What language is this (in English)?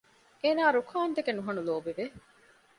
Divehi